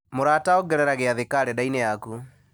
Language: Kikuyu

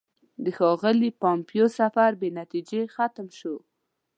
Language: Pashto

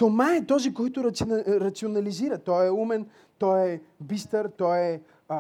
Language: Bulgarian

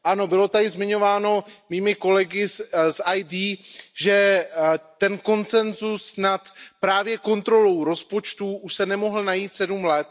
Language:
Czech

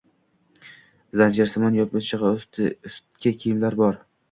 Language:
Uzbek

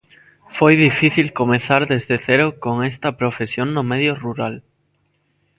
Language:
Galician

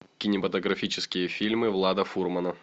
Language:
Russian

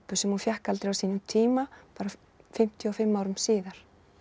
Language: Icelandic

